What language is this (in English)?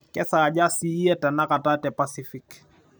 Masai